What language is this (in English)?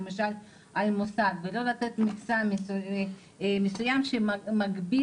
Hebrew